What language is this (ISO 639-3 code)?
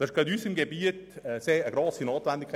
gsw